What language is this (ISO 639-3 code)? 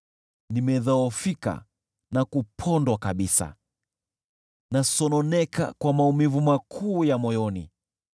swa